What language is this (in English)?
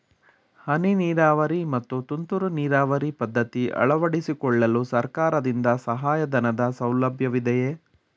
Kannada